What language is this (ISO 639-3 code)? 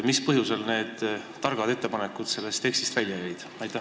est